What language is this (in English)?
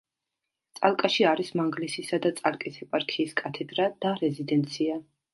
Georgian